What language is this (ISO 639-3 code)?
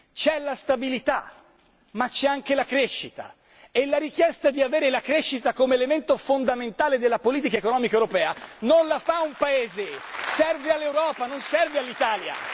ita